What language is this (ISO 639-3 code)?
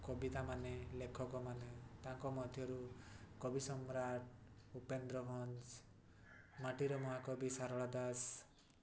ori